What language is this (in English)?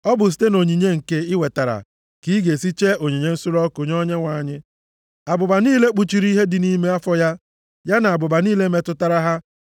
Igbo